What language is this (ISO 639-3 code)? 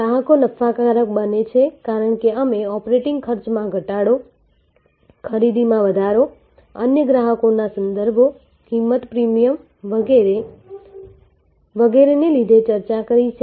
guj